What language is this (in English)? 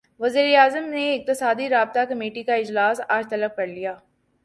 Urdu